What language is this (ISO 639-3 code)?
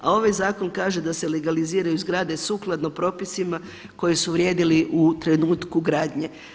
hrv